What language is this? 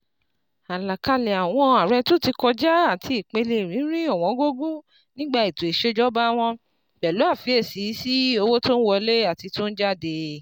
Yoruba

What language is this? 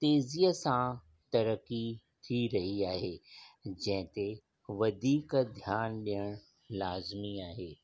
Sindhi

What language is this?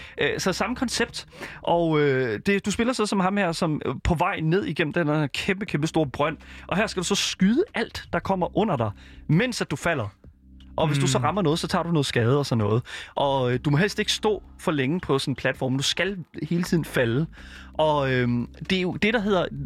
Danish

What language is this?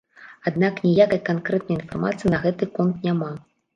Belarusian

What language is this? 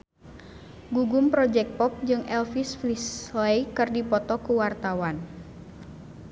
Sundanese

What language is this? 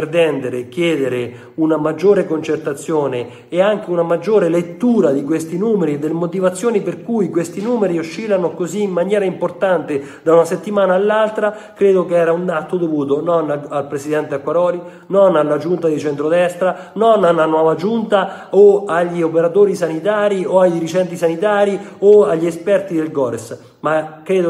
Italian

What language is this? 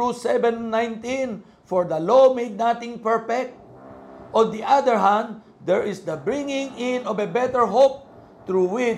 Filipino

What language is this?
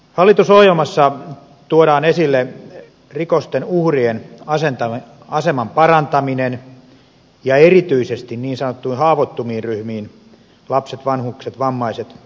Finnish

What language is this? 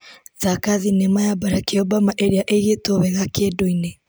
Kikuyu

